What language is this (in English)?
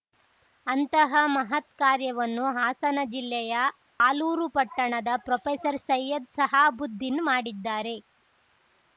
Kannada